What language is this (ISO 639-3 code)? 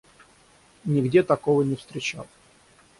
rus